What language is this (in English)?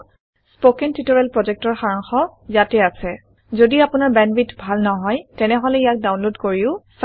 Assamese